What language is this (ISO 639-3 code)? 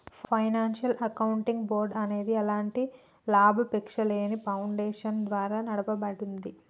tel